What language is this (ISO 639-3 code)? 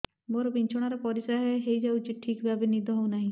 ori